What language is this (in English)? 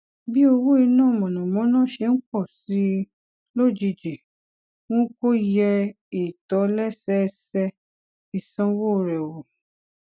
Yoruba